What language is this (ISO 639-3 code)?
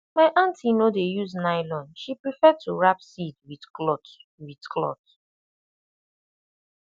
pcm